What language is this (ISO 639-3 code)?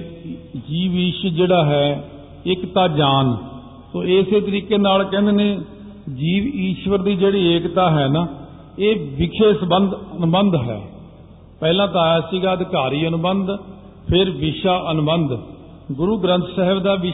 pan